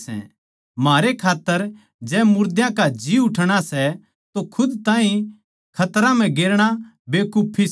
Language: Haryanvi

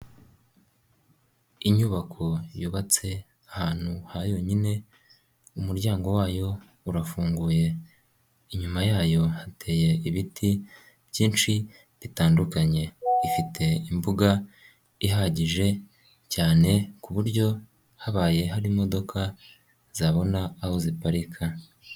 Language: Kinyarwanda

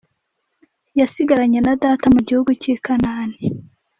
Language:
Kinyarwanda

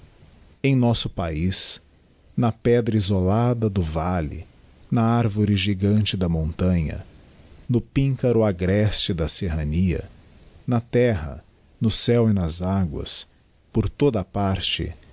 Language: Portuguese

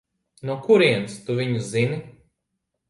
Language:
Latvian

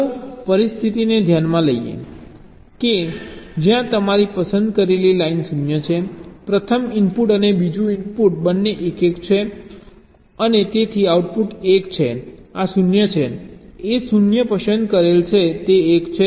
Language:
Gujarati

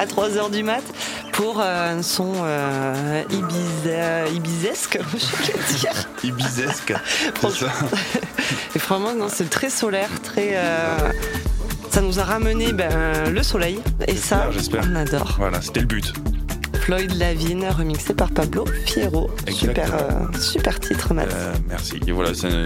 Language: French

